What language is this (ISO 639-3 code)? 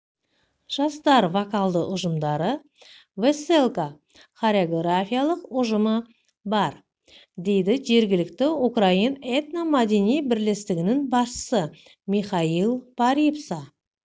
kaz